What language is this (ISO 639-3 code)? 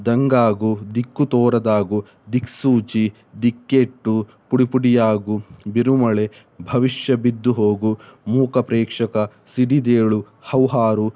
kan